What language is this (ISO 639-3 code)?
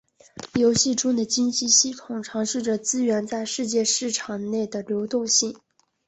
zho